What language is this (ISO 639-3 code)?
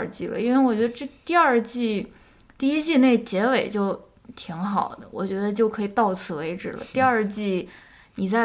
zho